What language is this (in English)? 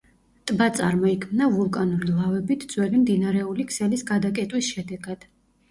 Georgian